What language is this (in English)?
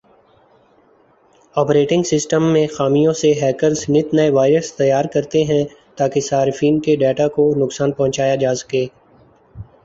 Urdu